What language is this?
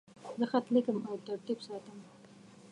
Pashto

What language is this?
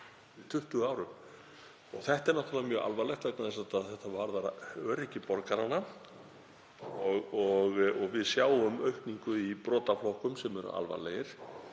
Icelandic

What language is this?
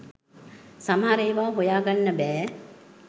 Sinhala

